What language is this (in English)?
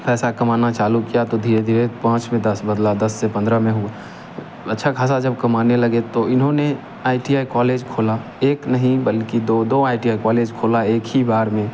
Hindi